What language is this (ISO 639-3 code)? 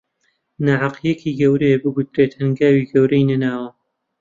ckb